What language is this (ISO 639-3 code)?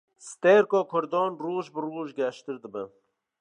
kur